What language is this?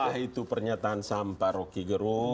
Indonesian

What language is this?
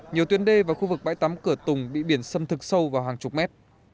Vietnamese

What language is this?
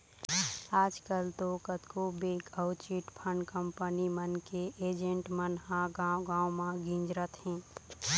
Chhattisgarhi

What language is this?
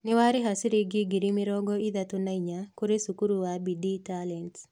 Kikuyu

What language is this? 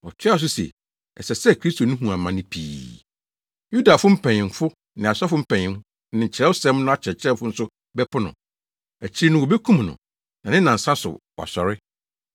Akan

